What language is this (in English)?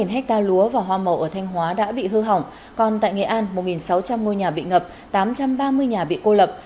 Vietnamese